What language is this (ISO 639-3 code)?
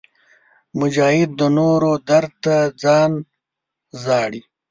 pus